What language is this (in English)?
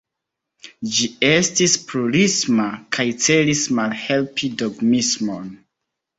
Esperanto